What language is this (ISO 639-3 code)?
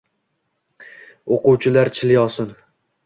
uzb